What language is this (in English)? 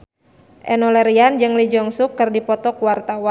Sundanese